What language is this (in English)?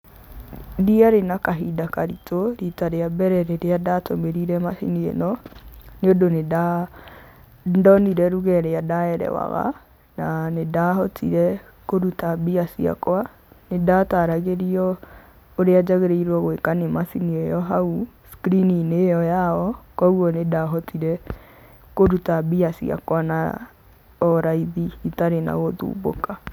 Kikuyu